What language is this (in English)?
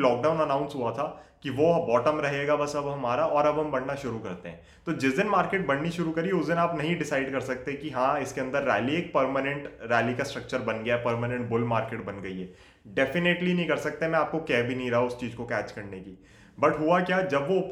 Hindi